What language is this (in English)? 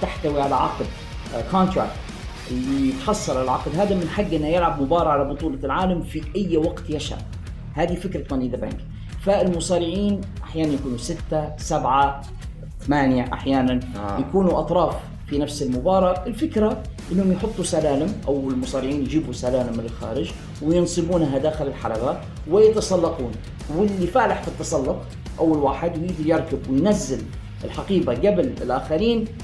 Arabic